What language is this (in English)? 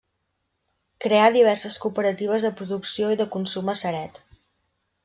Catalan